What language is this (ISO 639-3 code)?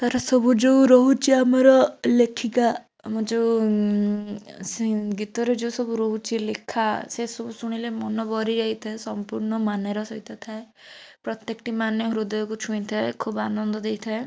ori